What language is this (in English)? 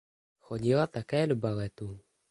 Czech